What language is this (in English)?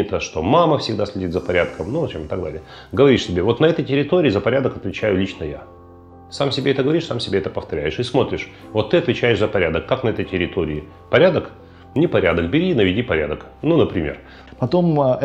Russian